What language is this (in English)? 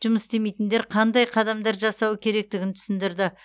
Kazakh